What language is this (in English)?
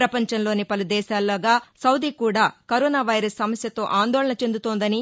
Telugu